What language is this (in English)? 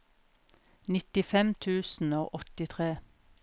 Norwegian